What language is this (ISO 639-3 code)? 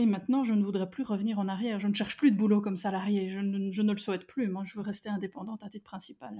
fra